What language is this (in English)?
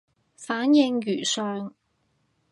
Cantonese